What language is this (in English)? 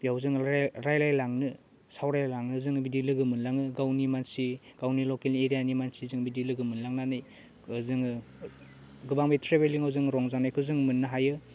Bodo